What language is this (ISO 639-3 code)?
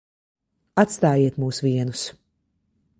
lav